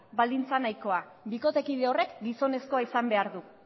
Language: Basque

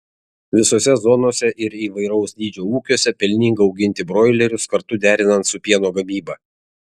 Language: Lithuanian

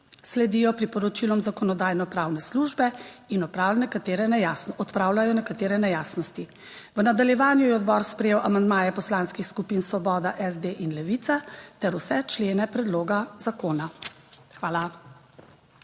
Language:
Slovenian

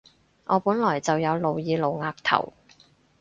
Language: Cantonese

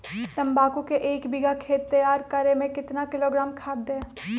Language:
Magahi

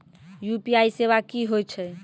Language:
Maithili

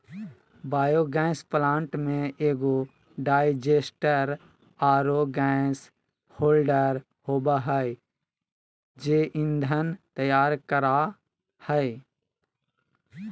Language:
Magahi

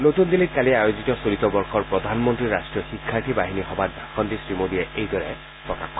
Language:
Assamese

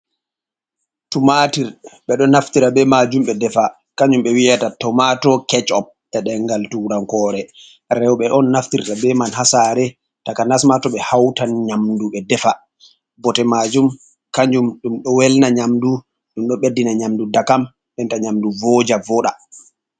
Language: Fula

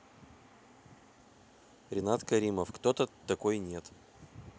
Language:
Russian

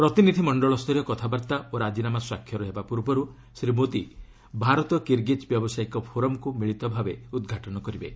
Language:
Odia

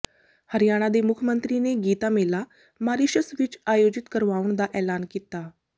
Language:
Punjabi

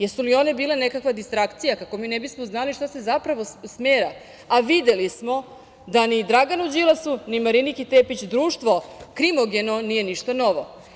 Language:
Serbian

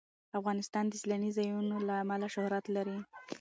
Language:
Pashto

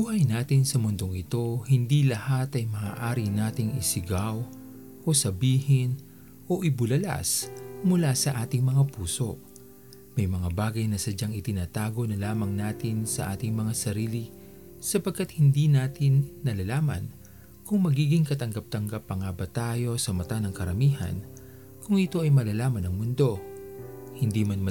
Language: Filipino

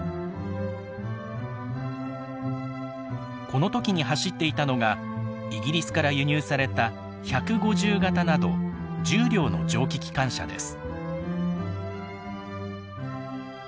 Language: Japanese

